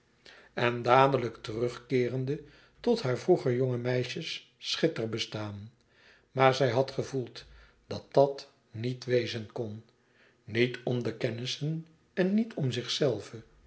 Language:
Dutch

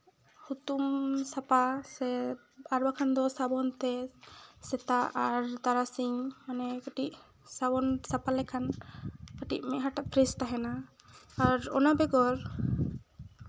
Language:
Santali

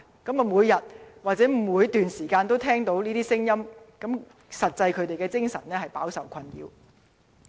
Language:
Cantonese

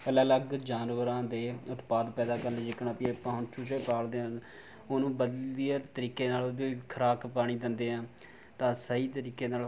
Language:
Punjabi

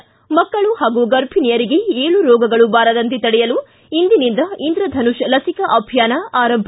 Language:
Kannada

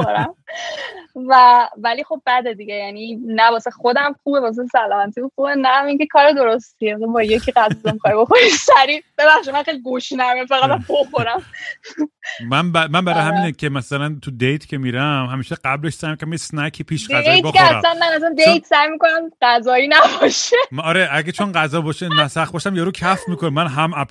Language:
Persian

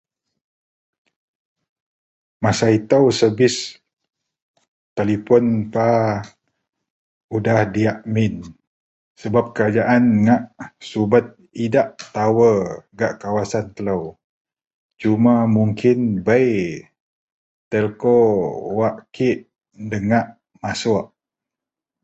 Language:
Central Melanau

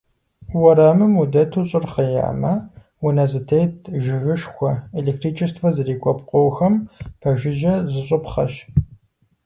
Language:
Kabardian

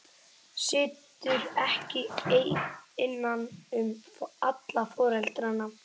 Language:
Icelandic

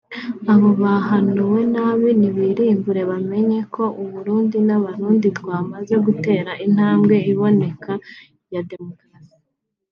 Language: Kinyarwanda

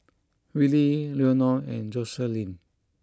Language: English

